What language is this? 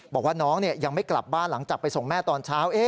Thai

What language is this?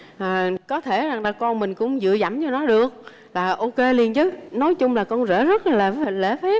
Vietnamese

